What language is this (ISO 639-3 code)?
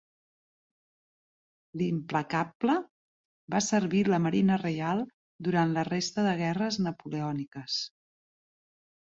cat